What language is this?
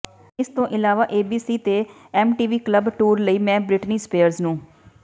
Punjabi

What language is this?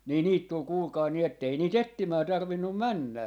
Finnish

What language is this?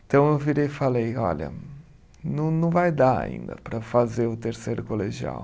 Portuguese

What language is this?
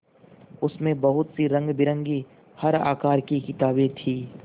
Hindi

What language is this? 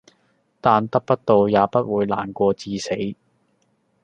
Cantonese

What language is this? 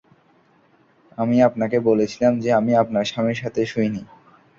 Bangla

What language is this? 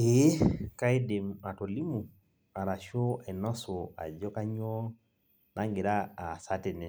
Masai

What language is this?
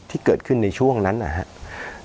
Thai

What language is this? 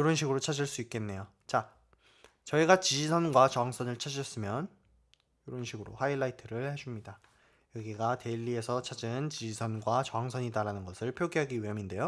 Korean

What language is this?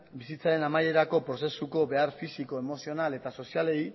Basque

